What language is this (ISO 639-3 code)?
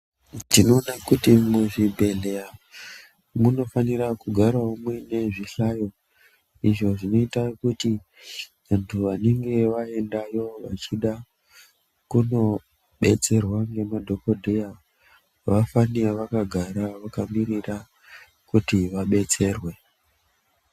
ndc